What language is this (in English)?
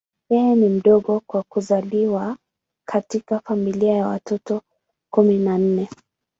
Swahili